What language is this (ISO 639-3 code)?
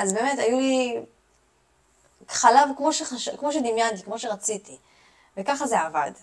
heb